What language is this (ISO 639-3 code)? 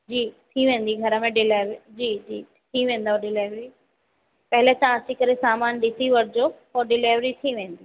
snd